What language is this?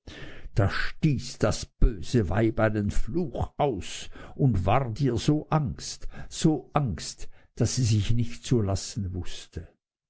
German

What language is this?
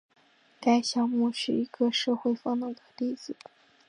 Chinese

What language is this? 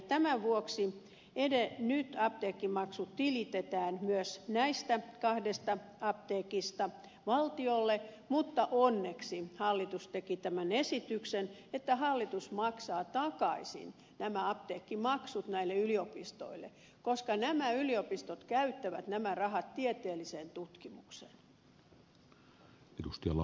Finnish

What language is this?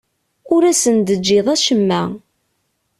Kabyle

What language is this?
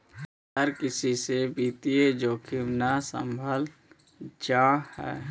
Magahi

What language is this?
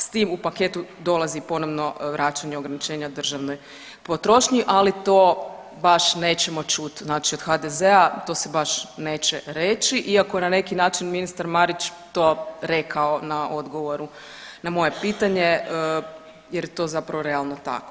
Croatian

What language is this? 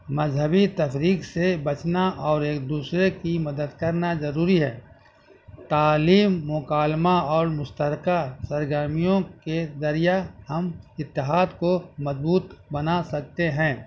Urdu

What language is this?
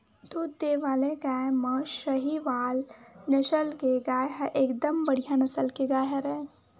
Chhattisgarhi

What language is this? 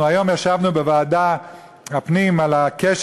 Hebrew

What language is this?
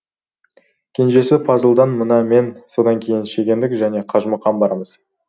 Kazakh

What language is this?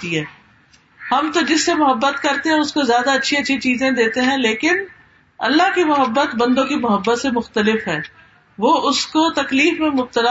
Urdu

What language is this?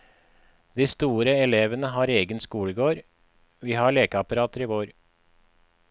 Norwegian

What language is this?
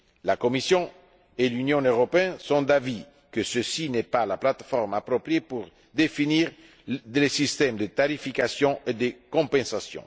French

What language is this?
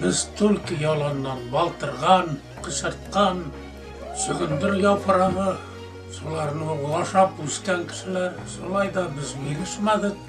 Turkish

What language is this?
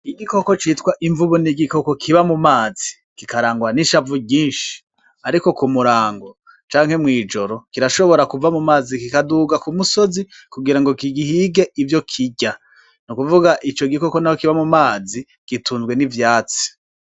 Rundi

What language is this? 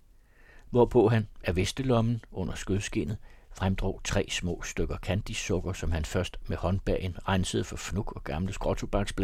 Danish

